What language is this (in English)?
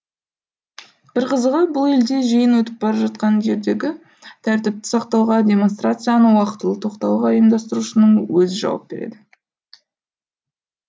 Kazakh